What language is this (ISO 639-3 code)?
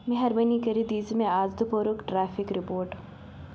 kas